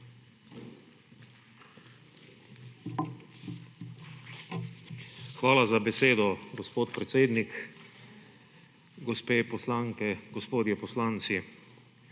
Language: Slovenian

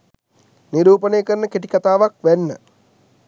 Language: Sinhala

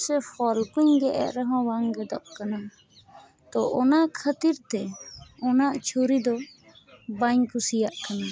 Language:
Santali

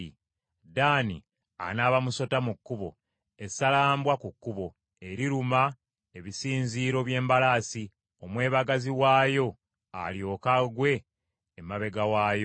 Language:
Ganda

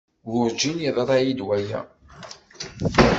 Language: Kabyle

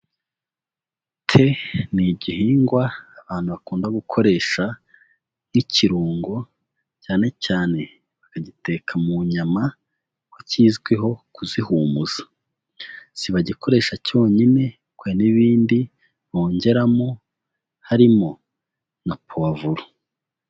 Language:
Kinyarwanda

